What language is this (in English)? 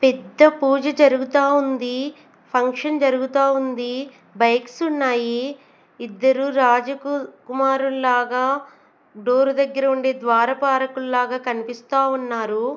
Telugu